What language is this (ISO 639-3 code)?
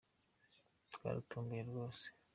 kin